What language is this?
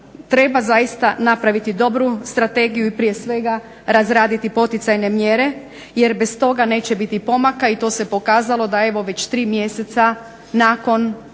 Croatian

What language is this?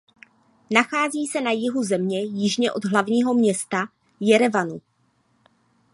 Czech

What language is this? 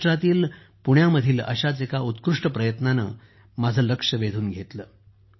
Marathi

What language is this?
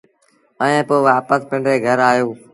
Sindhi Bhil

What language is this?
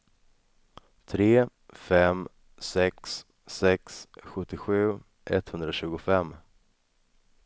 Swedish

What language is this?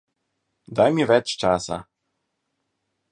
Slovenian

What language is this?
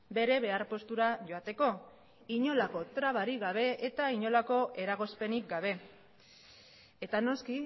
Basque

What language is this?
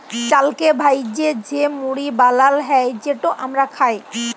Bangla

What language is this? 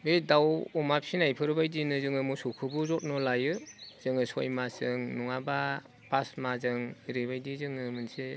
Bodo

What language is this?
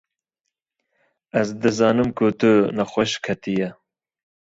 Kurdish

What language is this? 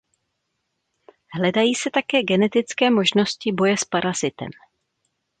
Czech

